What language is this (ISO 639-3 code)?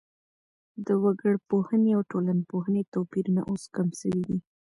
pus